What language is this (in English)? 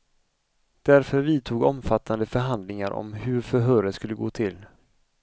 Swedish